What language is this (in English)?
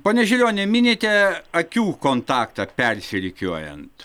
Lithuanian